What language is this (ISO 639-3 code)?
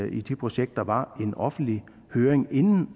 dan